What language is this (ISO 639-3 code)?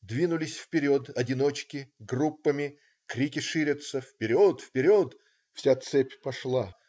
rus